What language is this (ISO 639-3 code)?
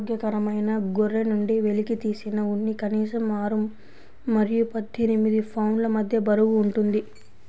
tel